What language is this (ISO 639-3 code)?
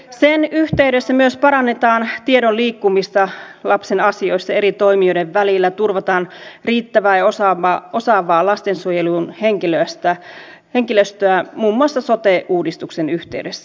fin